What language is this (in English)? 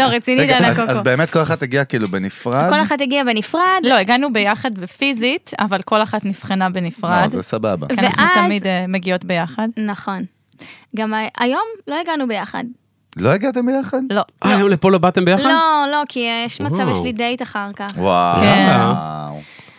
Hebrew